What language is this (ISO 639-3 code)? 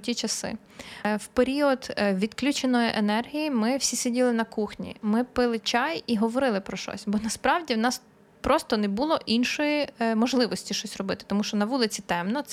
ukr